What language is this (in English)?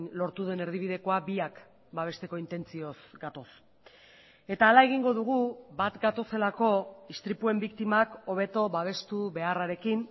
Basque